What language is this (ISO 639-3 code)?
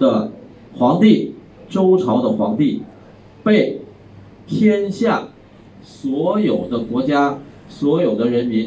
zho